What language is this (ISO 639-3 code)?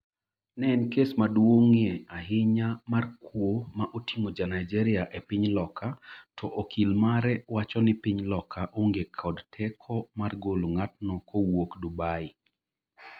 luo